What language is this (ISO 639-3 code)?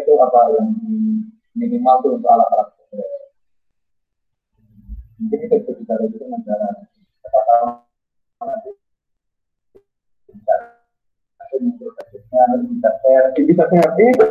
ind